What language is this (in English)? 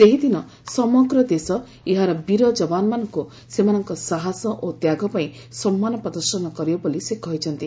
Odia